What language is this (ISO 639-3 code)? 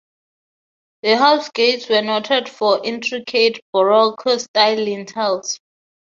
eng